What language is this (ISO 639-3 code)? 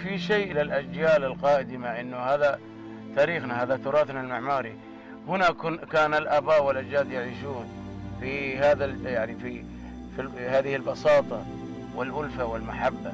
ara